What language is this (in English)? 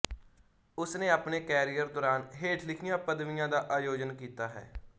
Punjabi